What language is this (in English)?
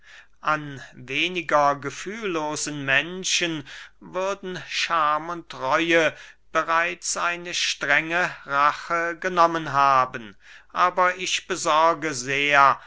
German